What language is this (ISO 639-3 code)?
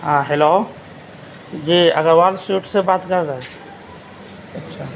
urd